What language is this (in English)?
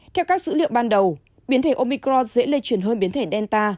Vietnamese